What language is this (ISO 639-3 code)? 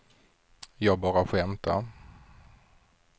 swe